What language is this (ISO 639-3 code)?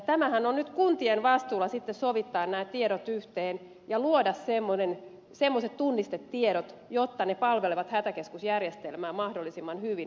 fin